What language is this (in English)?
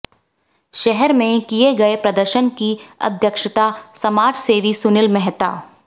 Hindi